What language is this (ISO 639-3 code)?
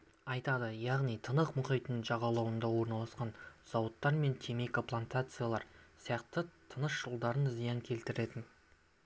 kaz